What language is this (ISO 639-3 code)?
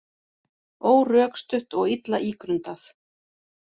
isl